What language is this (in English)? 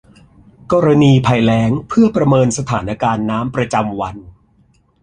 Thai